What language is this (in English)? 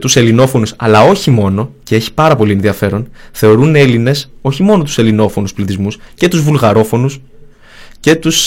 Greek